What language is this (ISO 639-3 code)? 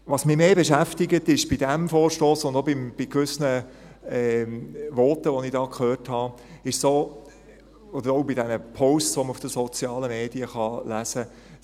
gsw